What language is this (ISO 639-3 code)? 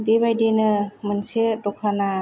brx